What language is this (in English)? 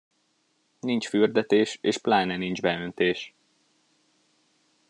Hungarian